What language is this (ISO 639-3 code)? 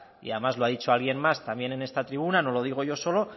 spa